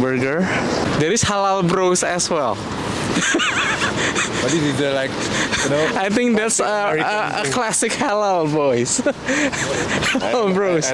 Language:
Indonesian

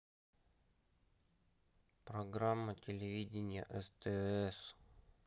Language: Russian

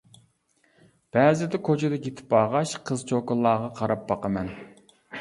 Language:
Uyghur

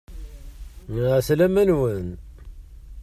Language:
Kabyle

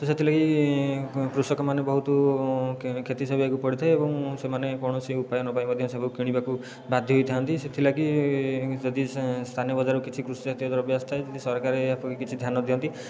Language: Odia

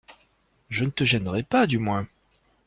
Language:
French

